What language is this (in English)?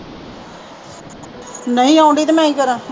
Punjabi